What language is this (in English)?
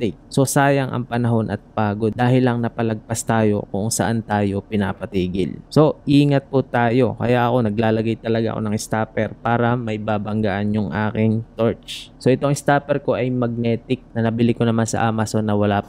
Filipino